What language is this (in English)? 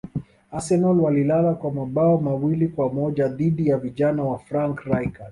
Swahili